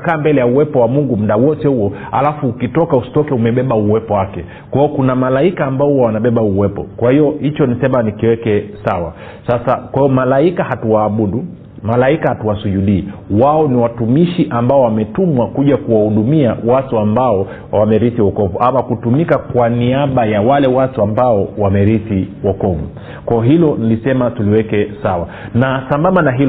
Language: Swahili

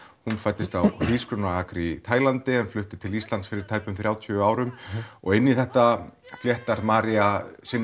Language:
Icelandic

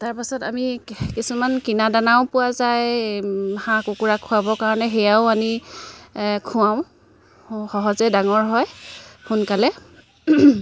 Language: Assamese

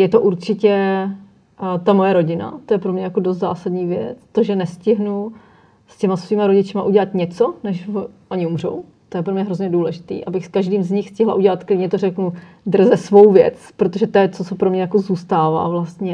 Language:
Czech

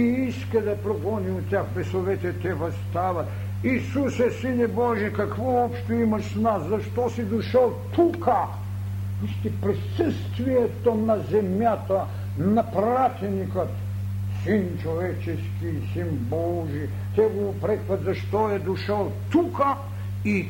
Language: Bulgarian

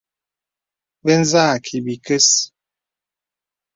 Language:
Bebele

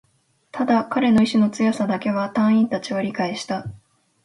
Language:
Japanese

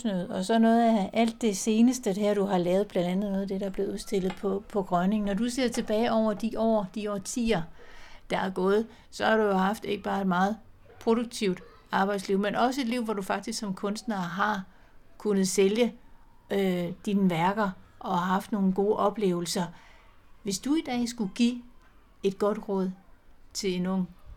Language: Danish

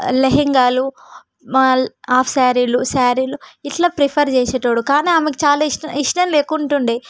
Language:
Telugu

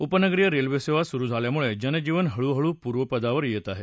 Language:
Marathi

